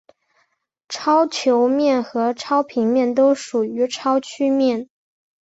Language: Chinese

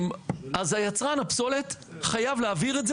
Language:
Hebrew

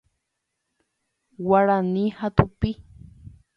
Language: Guarani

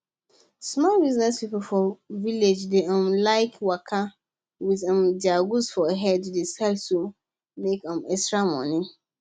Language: Nigerian Pidgin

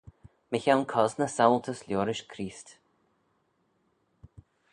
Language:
Manx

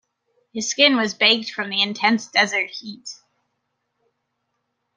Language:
English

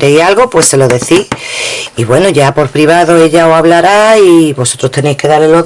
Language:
Spanish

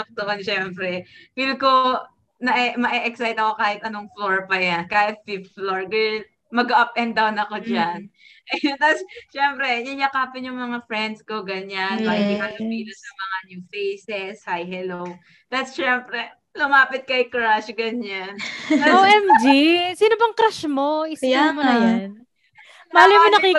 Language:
Filipino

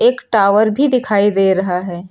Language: Hindi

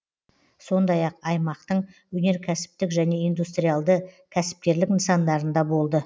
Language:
Kazakh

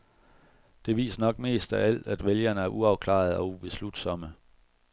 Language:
Danish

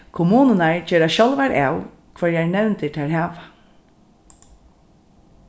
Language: Faroese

